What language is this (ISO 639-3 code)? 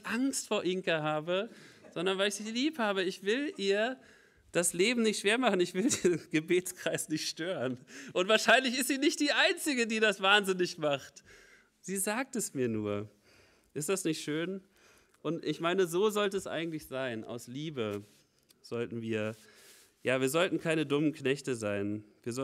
deu